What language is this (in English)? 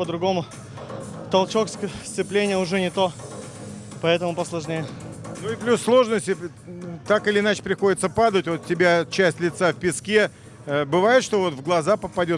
Russian